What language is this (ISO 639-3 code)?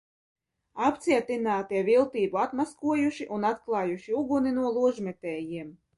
lav